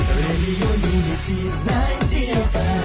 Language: Marathi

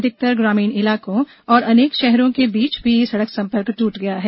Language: Hindi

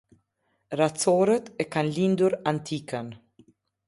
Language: Albanian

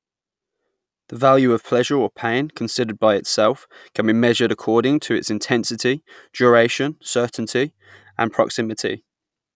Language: English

